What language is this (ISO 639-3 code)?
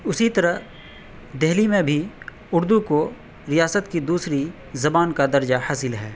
urd